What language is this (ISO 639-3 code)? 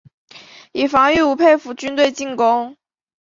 zho